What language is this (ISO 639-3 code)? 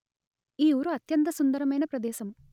tel